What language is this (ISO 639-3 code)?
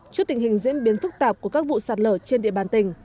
vie